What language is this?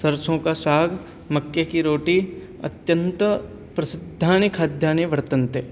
Sanskrit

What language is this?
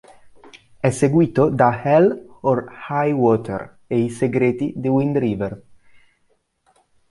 Italian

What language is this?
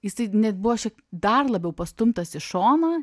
Lithuanian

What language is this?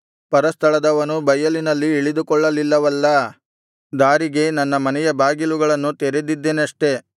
Kannada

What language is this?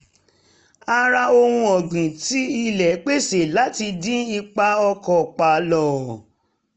Yoruba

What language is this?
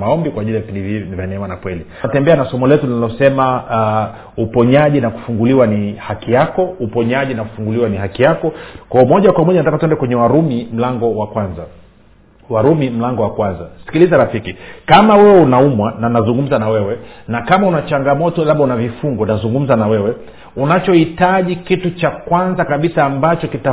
Swahili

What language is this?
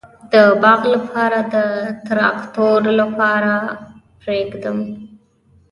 Pashto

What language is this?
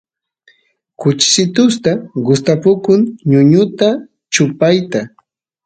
Santiago del Estero Quichua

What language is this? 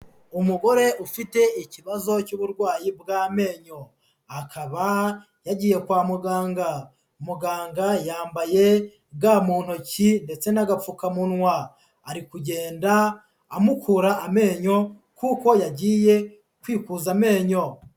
Kinyarwanda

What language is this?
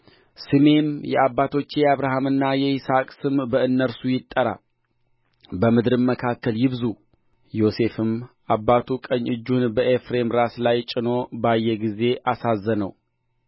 Amharic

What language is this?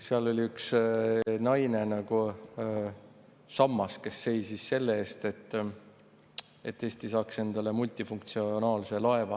Estonian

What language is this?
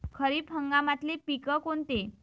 Marathi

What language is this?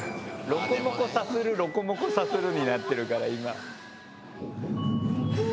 Japanese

